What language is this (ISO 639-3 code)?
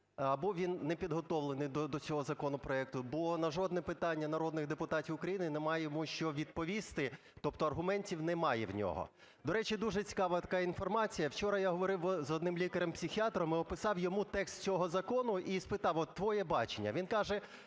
ukr